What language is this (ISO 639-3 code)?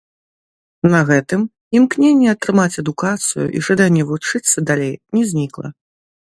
bel